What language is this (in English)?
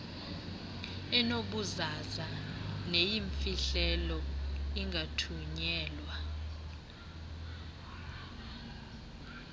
Xhosa